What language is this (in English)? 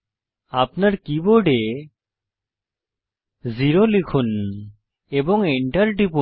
Bangla